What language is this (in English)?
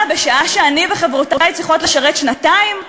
Hebrew